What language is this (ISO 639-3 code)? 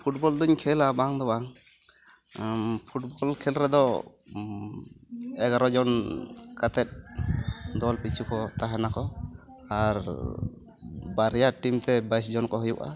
sat